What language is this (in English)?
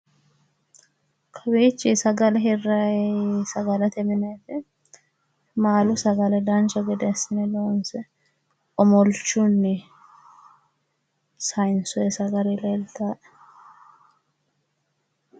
Sidamo